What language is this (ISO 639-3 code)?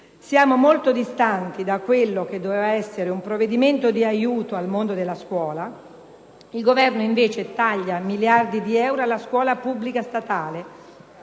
ita